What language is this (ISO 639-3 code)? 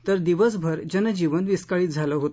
mar